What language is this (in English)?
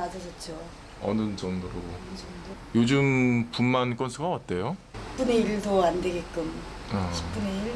Korean